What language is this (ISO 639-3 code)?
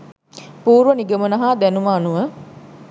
sin